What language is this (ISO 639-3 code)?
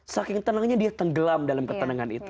ind